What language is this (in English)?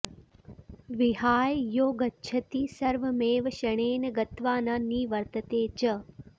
Sanskrit